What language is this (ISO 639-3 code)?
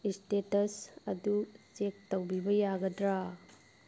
mni